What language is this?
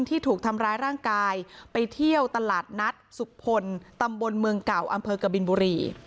Thai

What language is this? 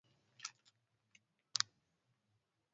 Swahili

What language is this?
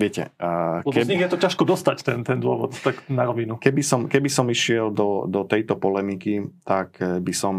Slovak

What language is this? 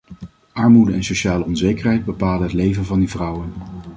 Dutch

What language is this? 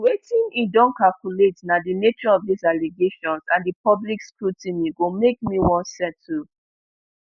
Nigerian Pidgin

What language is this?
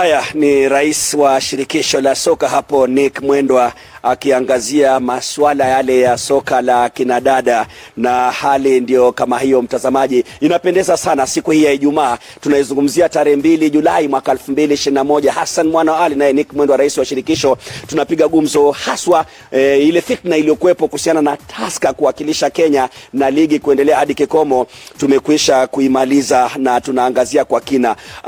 Swahili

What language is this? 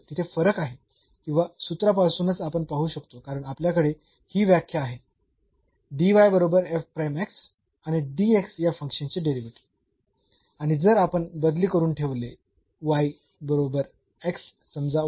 Marathi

